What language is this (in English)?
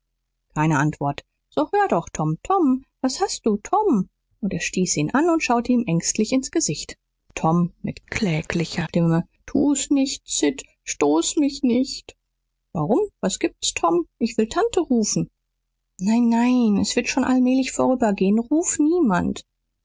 German